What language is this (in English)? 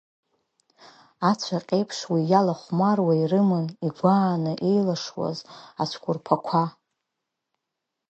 Abkhazian